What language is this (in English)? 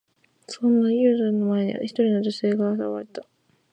Japanese